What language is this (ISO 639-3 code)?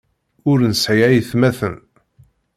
kab